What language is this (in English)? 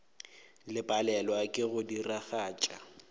Northern Sotho